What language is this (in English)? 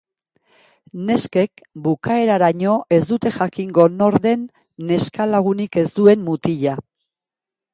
Basque